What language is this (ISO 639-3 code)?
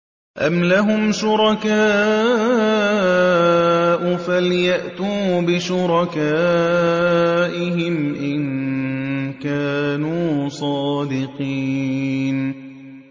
ara